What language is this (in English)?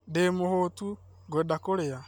Kikuyu